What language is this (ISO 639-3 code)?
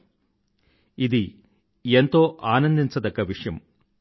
tel